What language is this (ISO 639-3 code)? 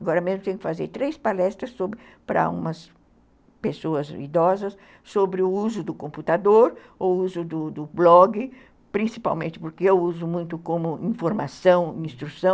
por